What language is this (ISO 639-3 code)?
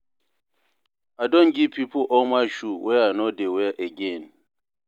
pcm